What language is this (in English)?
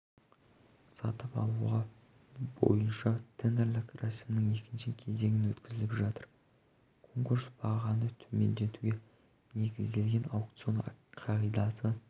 Kazakh